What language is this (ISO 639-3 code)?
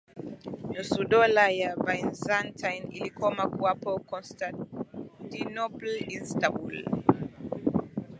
swa